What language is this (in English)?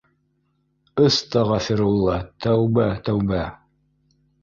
Bashkir